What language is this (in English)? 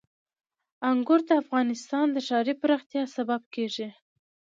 Pashto